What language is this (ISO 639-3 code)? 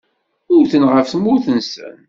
kab